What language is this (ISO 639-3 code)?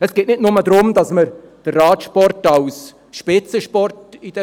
gsw